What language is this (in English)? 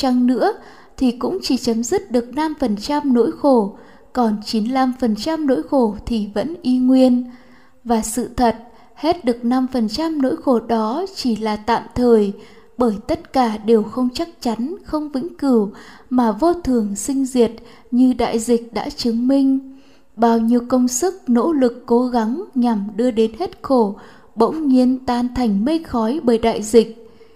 Vietnamese